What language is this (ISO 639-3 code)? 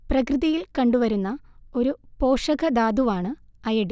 mal